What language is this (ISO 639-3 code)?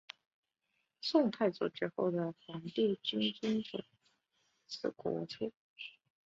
zho